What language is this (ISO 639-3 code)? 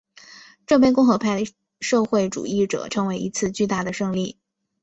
zho